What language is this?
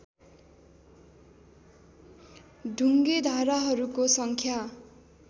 Nepali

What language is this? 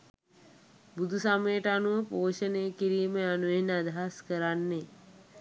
Sinhala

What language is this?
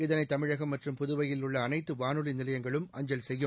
Tamil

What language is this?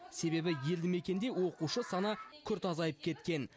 Kazakh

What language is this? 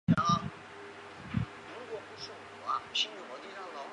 Chinese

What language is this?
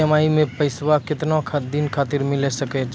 Maithili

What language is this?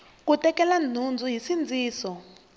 Tsonga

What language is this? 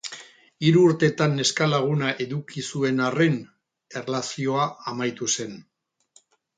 Basque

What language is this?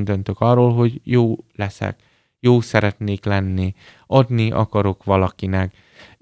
Hungarian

